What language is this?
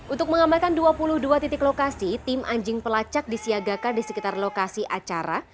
Indonesian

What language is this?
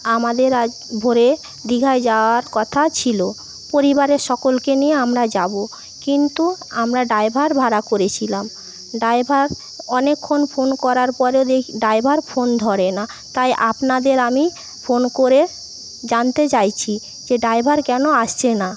Bangla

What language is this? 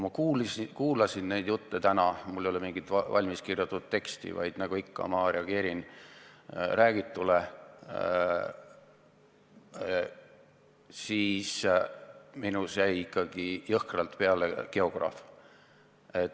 Estonian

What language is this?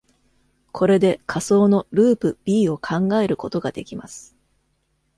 Japanese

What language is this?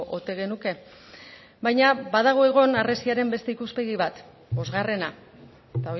Basque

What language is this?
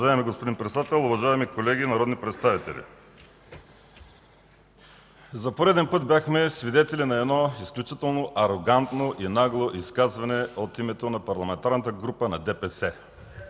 Bulgarian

